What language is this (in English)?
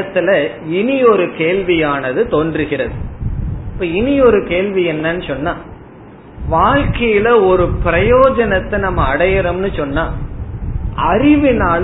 Tamil